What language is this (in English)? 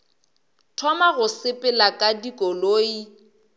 Northern Sotho